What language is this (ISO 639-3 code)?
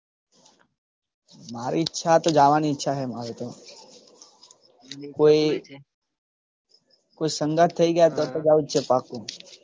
guj